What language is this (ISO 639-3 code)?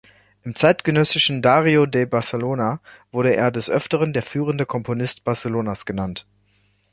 deu